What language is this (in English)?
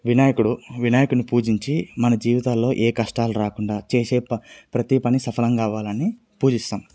Telugu